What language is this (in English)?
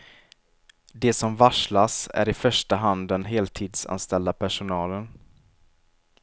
Swedish